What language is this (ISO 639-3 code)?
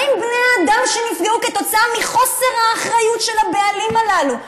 heb